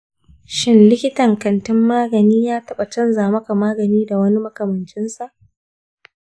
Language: Hausa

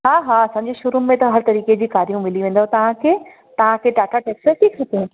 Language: Sindhi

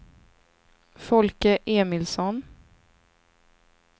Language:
Swedish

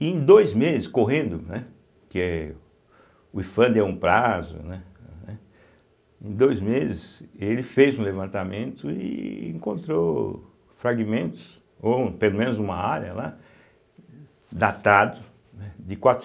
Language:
Portuguese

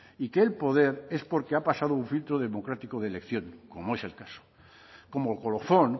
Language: Spanish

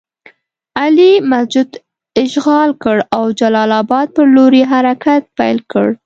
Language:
Pashto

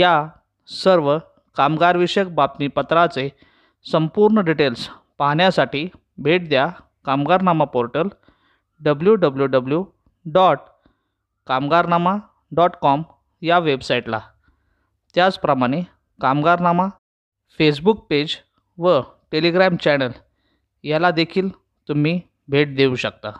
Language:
Marathi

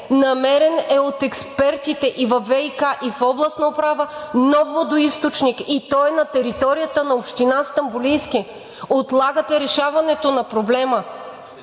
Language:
Bulgarian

